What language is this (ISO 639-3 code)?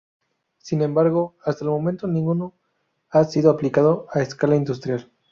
spa